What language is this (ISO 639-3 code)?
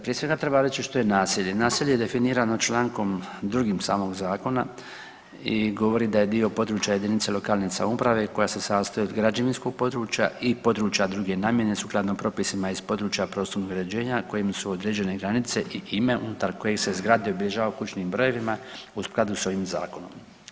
hrv